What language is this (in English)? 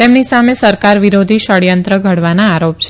Gujarati